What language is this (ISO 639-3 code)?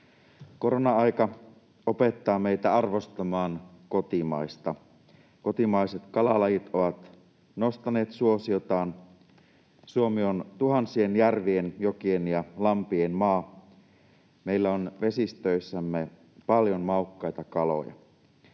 fin